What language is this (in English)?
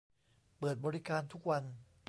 Thai